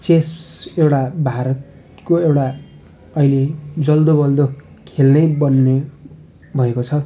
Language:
Nepali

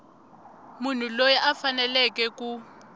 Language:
Tsonga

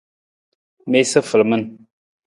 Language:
Nawdm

